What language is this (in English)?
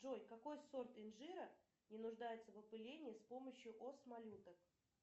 Russian